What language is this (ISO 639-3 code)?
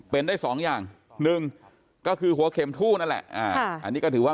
tha